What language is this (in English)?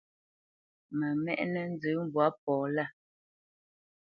Bamenyam